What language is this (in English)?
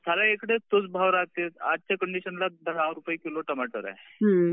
Marathi